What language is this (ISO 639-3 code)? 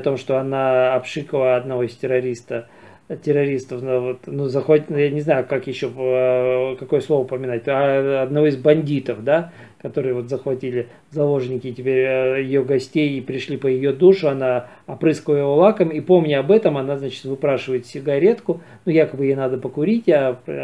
rus